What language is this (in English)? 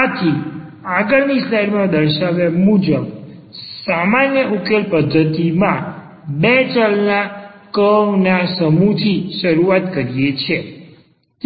Gujarati